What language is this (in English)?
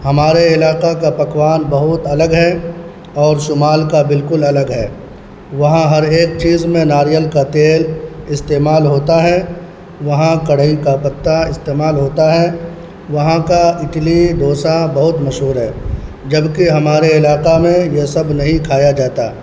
Urdu